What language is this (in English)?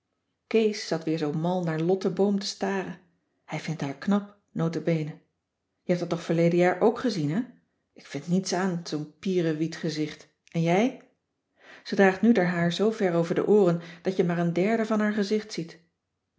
Dutch